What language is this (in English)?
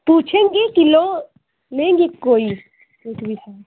Hindi